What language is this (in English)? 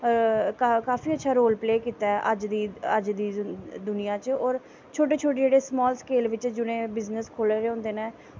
Dogri